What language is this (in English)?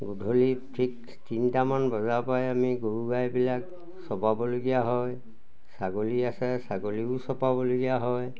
Assamese